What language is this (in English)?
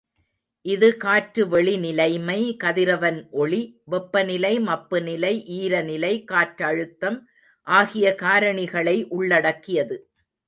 Tamil